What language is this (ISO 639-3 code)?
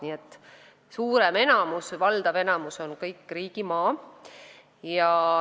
est